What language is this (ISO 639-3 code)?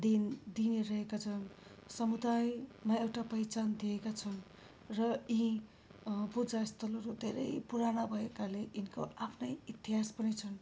nep